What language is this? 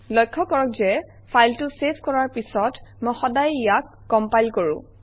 Assamese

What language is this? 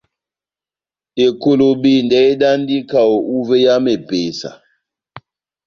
Batanga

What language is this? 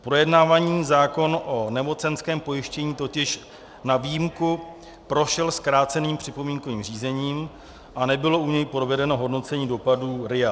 Czech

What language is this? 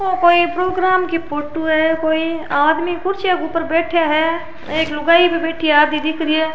Rajasthani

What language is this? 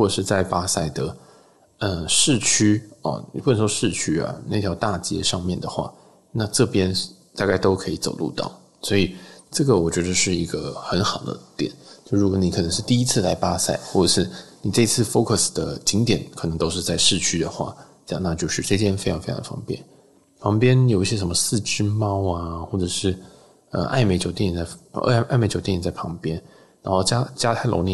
Chinese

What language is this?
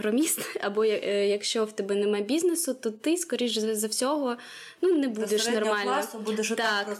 Ukrainian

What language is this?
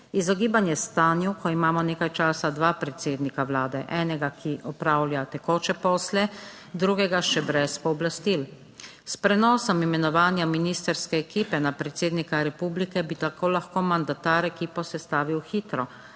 Slovenian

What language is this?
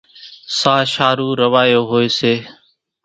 Kachi Koli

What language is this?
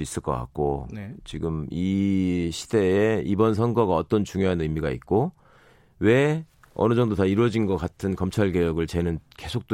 Korean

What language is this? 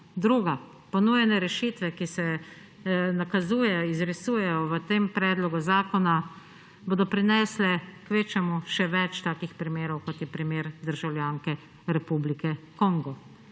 Slovenian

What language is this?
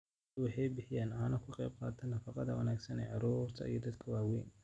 Somali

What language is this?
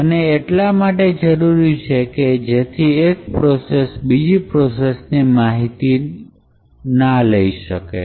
Gujarati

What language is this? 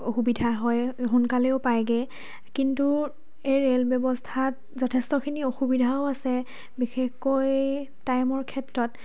Assamese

